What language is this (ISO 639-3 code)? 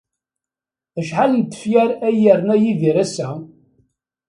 kab